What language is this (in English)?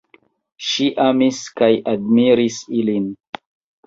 Esperanto